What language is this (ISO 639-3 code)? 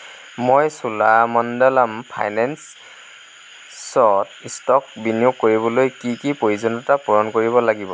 asm